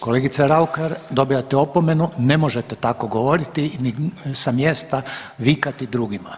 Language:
Croatian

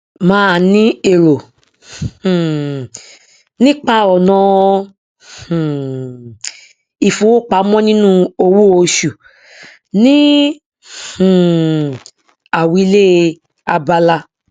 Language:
Yoruba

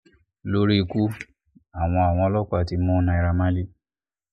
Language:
Yoruba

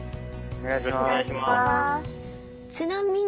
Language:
Japanese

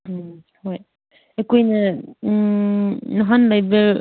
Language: Manipuri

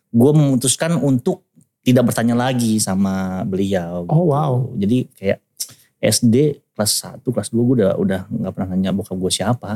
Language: Indonesian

